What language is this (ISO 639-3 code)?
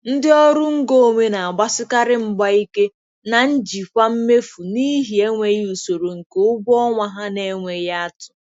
ibo